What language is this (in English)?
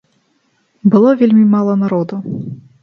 Belarusian